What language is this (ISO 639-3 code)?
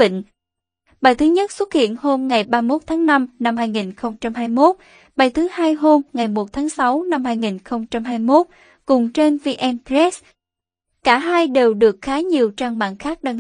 vie